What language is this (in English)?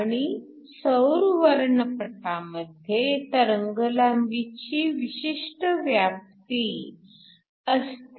Marathi